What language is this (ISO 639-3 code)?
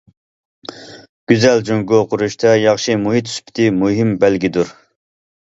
uig